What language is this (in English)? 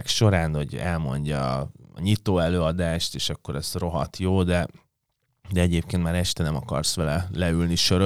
Hungarian